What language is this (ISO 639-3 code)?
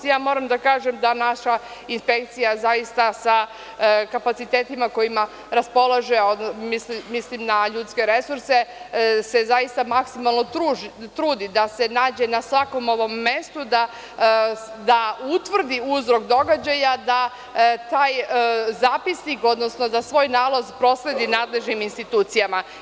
srp